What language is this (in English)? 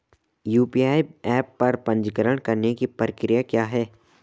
Hindi